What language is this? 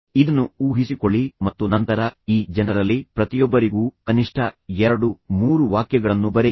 Kannada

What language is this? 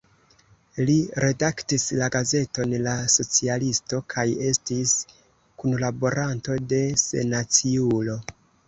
Esperanto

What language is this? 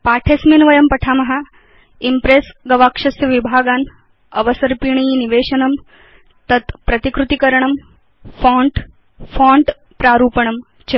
Sanskrit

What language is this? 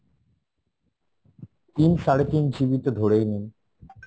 Bangla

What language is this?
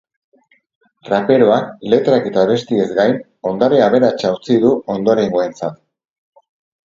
Basque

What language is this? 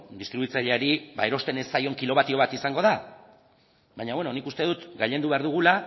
Basque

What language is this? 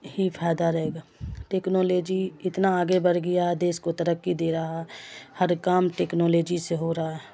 Urdu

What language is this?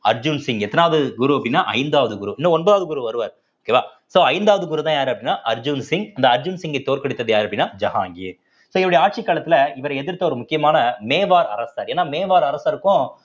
Tamil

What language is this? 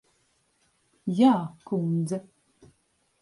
Latvian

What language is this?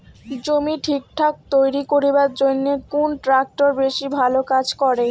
Bangla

